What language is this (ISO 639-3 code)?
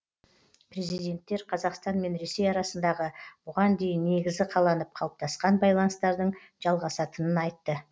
kaz